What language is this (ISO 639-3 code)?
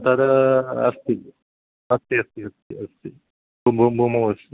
san